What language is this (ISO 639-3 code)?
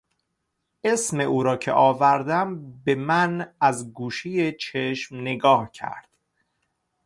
fas